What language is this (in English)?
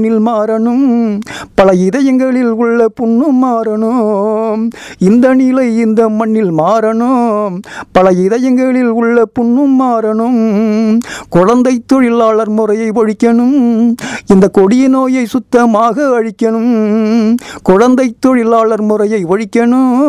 Tamil